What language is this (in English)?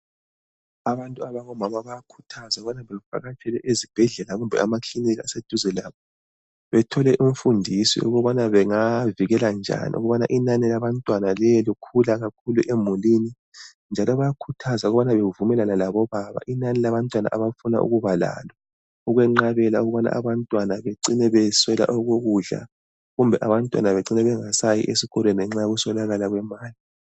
North Ndebele